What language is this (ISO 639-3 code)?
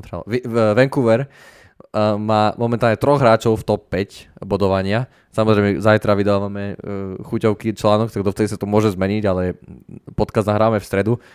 slk